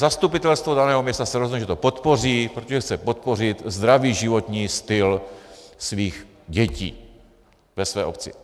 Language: Czech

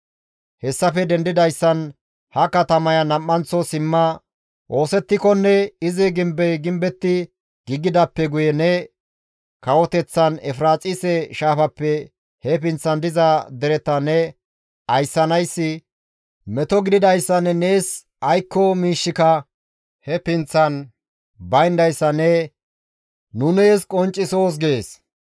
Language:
Gamo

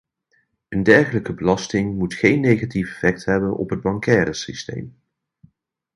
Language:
Dutch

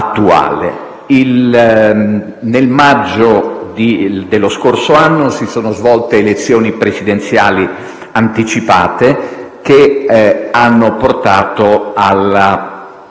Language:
Italian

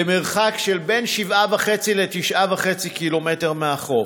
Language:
Hebrew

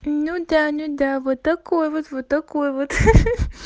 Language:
Russian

